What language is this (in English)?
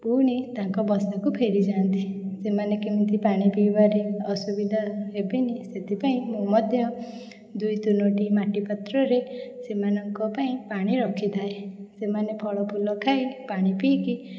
Odia